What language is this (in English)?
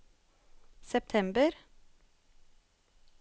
Norwegian